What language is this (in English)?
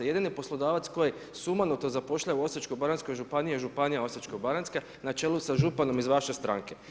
Croatian